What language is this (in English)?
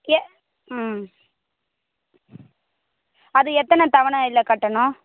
Tamil